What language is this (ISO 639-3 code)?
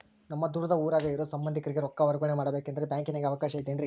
kan